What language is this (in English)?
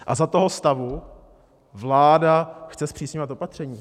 Czech